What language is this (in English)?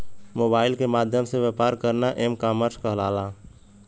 Bhojpuri